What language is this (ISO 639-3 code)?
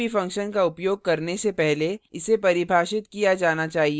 hin